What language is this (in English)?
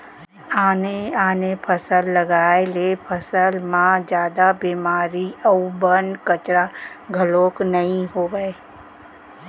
Chhattisgarhi